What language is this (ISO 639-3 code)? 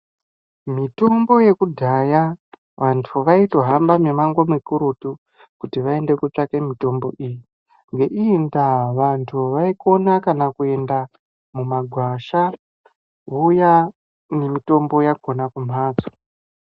ndc